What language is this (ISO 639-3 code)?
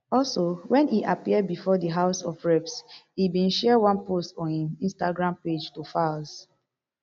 pcm